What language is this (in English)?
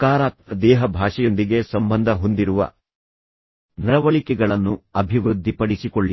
Kannada